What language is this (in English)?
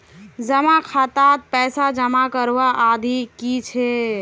Magahi